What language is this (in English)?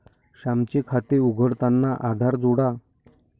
Marathi